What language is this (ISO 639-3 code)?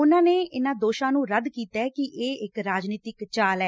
pan